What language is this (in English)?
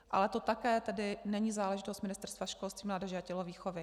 Czech